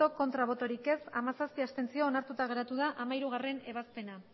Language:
Basque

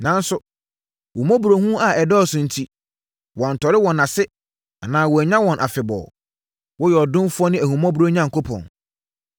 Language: Akan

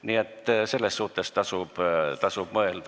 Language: Estonian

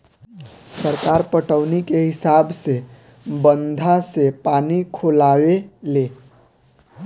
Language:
Bhojpuri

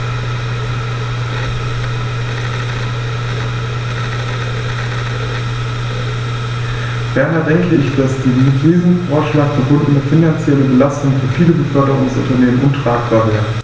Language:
German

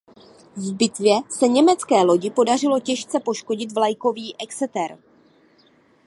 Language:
Czech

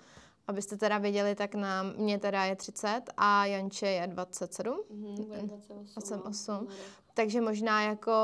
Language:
Czech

